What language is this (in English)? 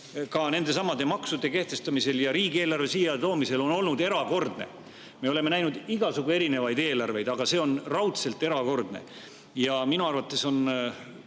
Estonian